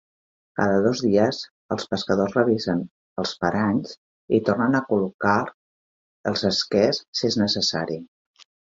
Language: Catalan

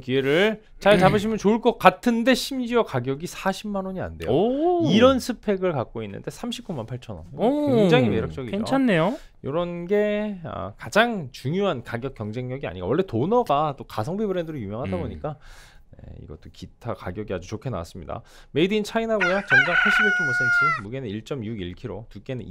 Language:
Korean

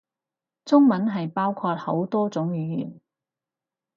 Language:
Cantonese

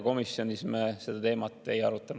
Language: Estonian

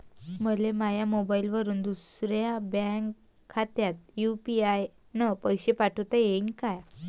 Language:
Marathi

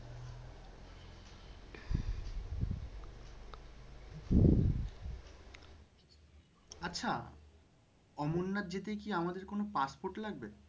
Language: Bangla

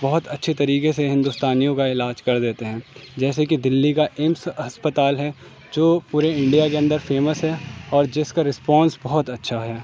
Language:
Urdu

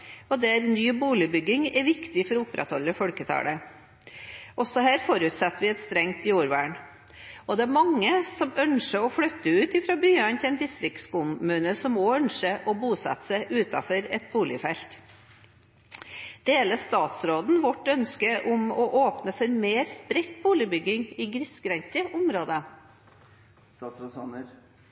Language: Norwegian Bokmål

